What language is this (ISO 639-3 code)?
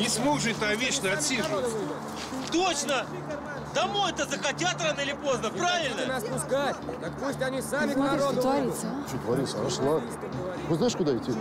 rus